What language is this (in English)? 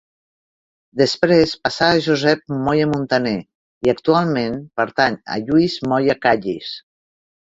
Catalan